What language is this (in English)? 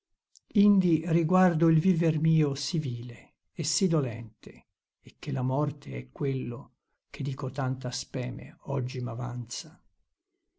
Italian